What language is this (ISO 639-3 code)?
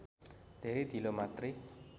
nep